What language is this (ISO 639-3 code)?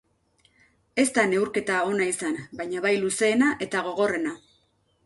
eus